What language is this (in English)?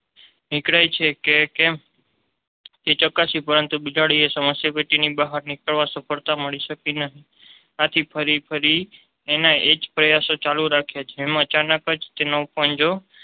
Gujarati